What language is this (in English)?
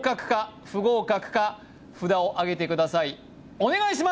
Japanese